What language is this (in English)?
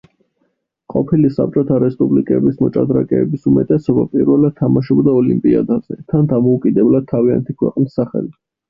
Georgian